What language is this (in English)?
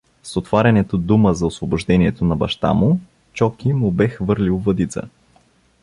Bulgarian